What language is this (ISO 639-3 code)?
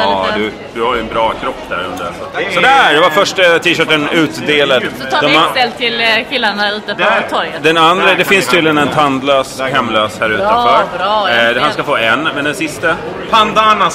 swe